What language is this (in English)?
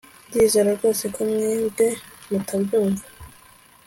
Kinyarwanda